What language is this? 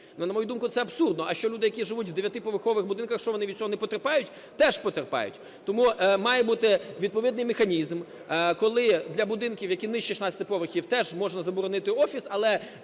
Ukrainian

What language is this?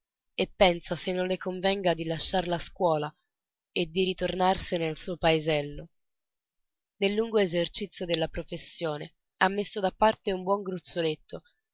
Italian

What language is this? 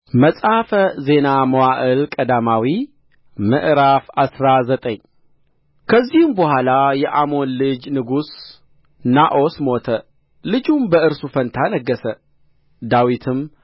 Amharic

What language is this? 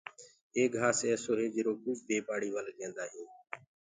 Gurgula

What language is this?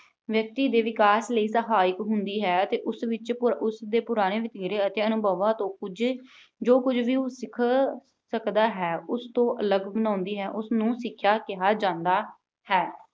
Punjabi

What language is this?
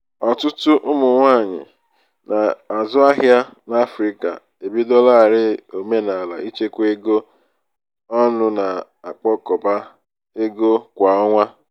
Igbo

